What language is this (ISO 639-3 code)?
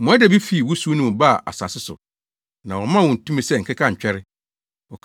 aka